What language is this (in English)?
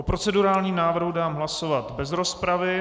Czech